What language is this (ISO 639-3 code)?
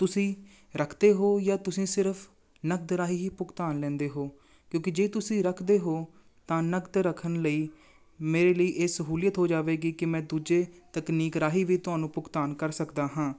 pan